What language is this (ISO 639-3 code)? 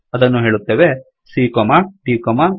kan